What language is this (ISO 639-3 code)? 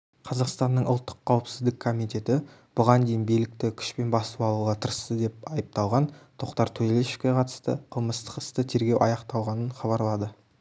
kaz